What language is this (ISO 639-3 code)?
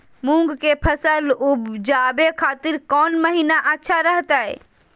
mag